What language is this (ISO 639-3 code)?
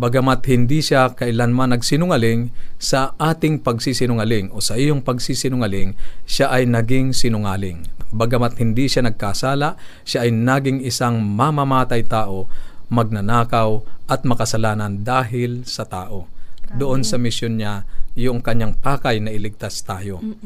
fil